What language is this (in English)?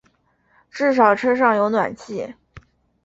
Chinese